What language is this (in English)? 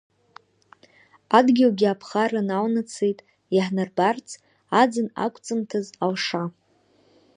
Abkhazian